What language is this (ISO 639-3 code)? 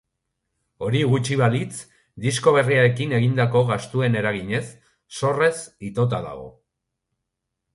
eus